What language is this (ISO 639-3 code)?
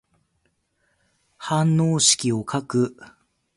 jpn